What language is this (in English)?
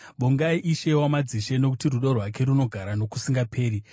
Shona